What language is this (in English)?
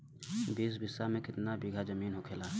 Bhojpuri